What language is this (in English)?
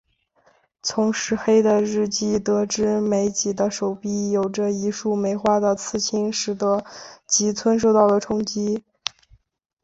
Chinese